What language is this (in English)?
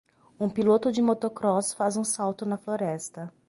Portuguese